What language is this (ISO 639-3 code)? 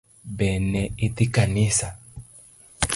luo